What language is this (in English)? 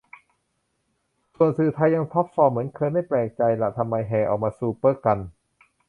Thai